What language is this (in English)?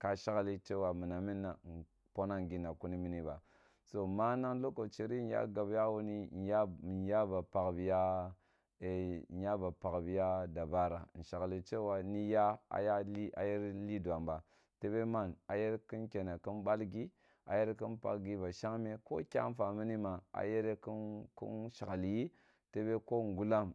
Kulung (Nigeria)